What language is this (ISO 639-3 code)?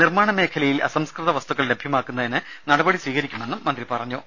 mal